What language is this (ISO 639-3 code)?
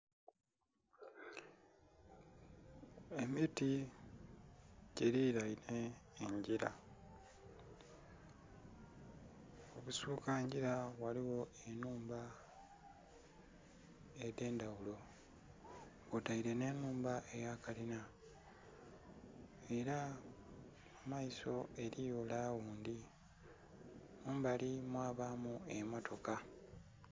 xog